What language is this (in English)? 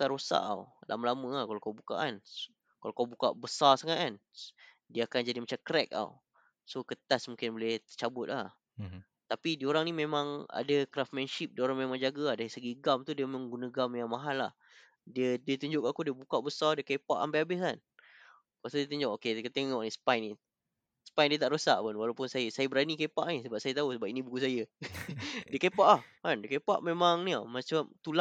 Malay